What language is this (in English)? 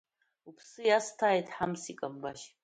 Abkhazian